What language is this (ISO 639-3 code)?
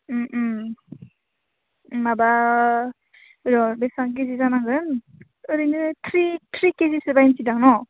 brx